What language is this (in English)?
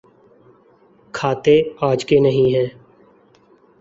Urdu